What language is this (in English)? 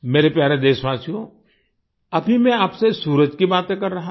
Hindi